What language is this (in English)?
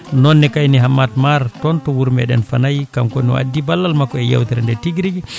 Fula